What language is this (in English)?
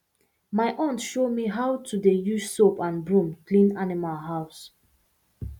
Nigerian Pidgin